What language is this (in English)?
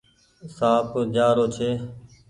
Goaria